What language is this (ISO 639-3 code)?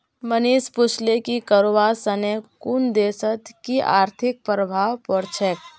mag